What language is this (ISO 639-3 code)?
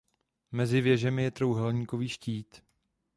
ces